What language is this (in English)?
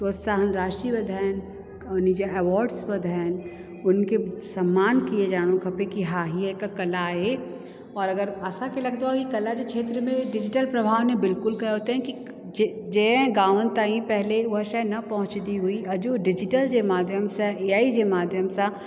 Sindhi